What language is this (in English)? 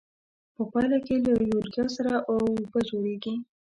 Pashto